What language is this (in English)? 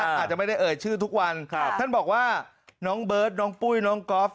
Thai